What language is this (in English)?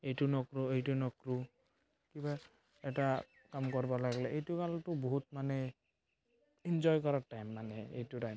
Assamese